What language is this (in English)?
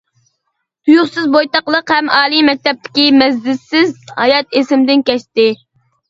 Uyghur